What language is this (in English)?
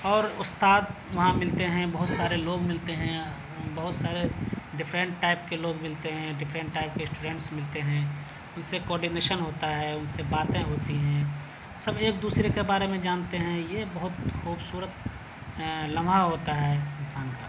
Urdu